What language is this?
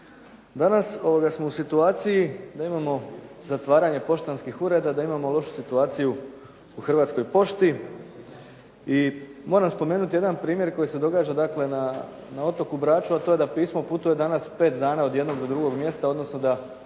Croatian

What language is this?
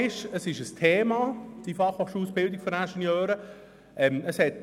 Swiss German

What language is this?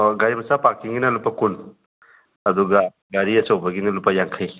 Manipuri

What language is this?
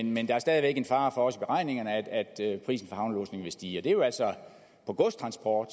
Danish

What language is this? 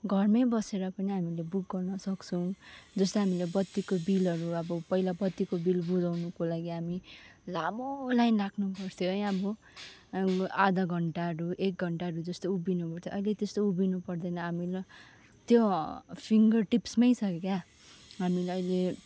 Nepali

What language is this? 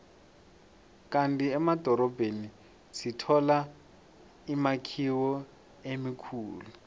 South Ndebele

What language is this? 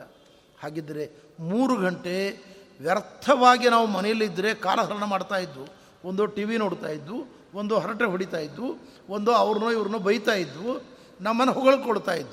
Kannada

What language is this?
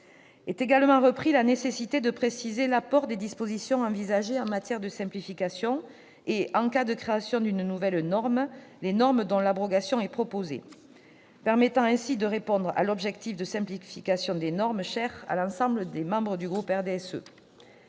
French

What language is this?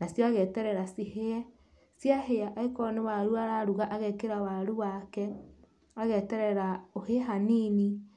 Kikuyu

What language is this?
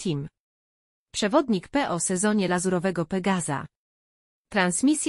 Polish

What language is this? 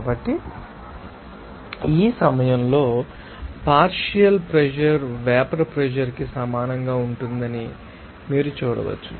Telugu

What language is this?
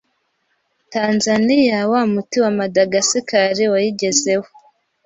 Kinyarwanda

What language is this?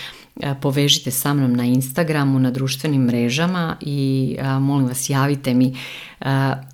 Croatian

